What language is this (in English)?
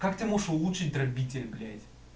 Russian